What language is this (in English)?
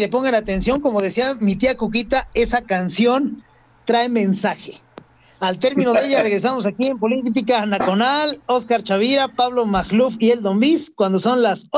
Spanish